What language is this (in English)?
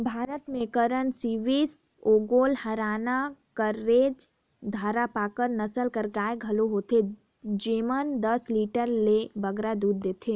Chhattisgarhi